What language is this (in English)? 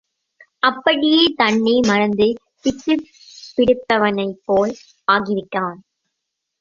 Tamil